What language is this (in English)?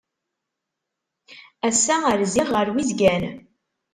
Kabyle